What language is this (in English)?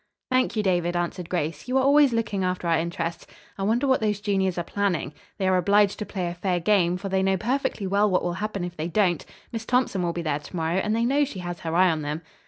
English